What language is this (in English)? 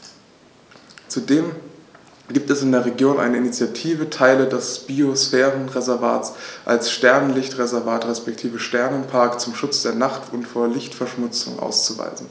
German